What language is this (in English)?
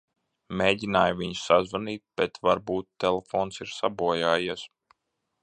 Latvian